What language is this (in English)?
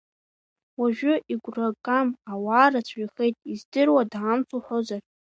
Abkhazian